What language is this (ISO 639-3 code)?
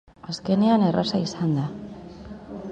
eus